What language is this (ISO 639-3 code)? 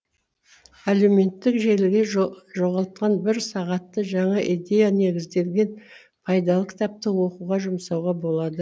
kaz